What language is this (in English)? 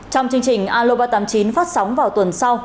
Vietnamese